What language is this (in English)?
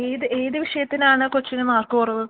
Malayalam